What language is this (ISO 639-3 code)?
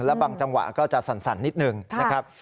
tha